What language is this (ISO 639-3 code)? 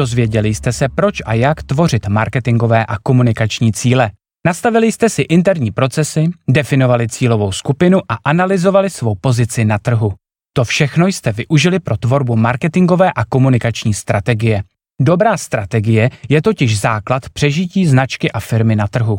ces